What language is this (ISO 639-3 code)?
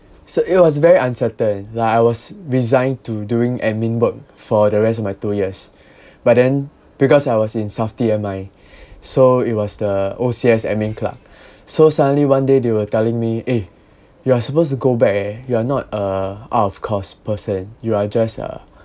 eng